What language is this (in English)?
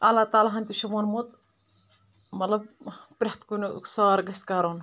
Kashmiri